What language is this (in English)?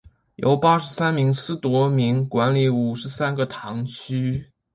Chinese